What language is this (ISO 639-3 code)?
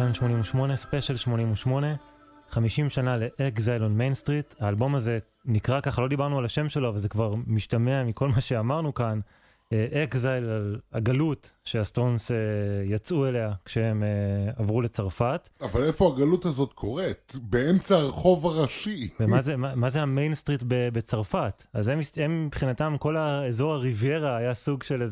heb